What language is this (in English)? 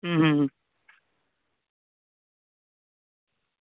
Gujarati